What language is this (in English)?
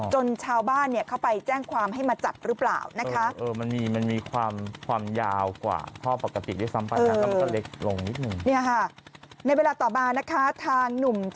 Thai